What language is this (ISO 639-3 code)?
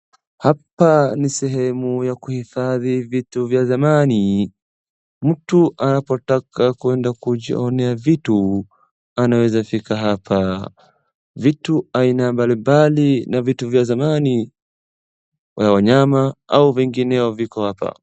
swa